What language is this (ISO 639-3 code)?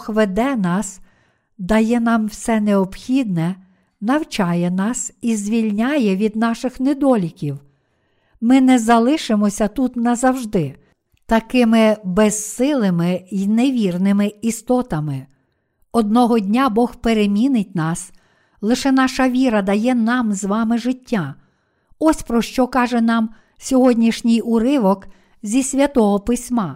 ukr